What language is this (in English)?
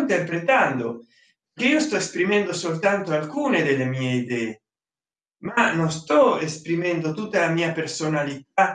Italian